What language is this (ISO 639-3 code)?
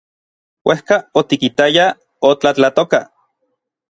nlv